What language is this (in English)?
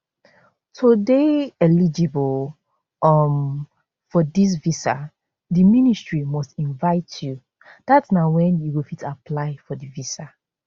Nigerian Pidgin